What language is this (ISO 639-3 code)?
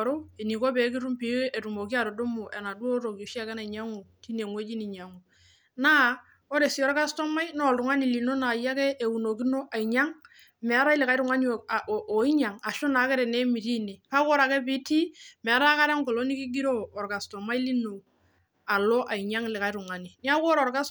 mas